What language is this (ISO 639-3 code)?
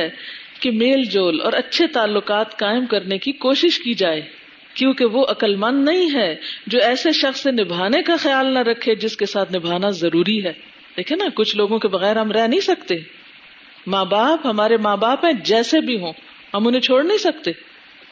urd